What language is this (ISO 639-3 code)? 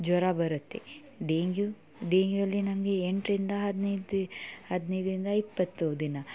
kan